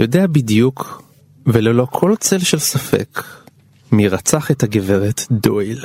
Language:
Hebrew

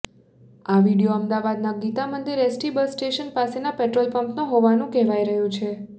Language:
Gujarati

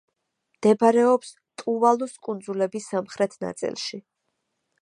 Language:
Georgian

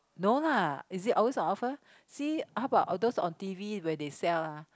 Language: English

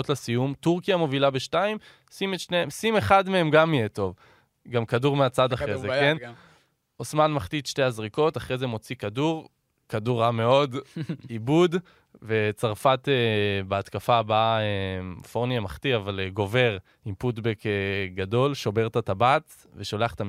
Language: Hebrew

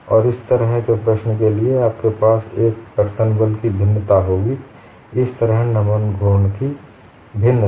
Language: Hindi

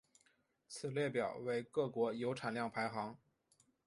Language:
Chinese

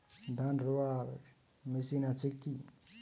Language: Bangla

